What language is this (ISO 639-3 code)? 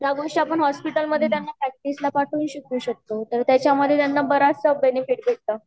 mar